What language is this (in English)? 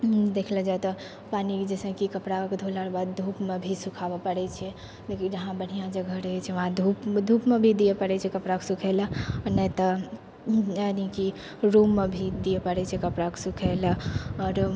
Maithili